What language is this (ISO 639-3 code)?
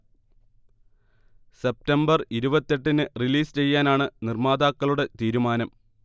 mal